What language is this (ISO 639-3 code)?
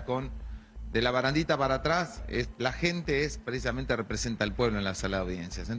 spa